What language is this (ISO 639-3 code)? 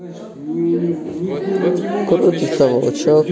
rus